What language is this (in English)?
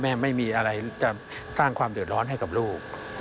Thai